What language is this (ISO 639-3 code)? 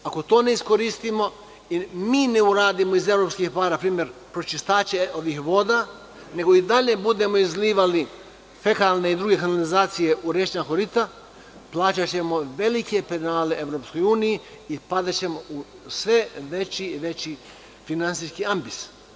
srp